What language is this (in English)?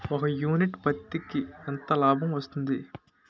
Telugu